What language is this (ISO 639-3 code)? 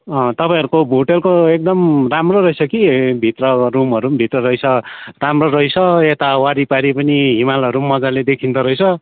nep